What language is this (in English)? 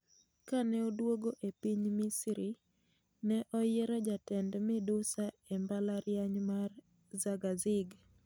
Luo (Kenya and Tanzania)